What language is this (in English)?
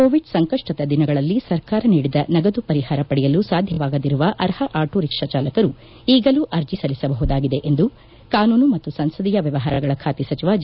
Kannada